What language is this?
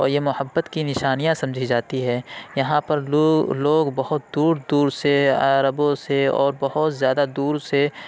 Urdu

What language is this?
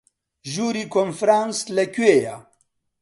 Central Kurdish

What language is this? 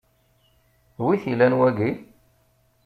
Kabyle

